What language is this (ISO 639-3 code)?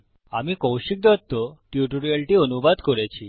ben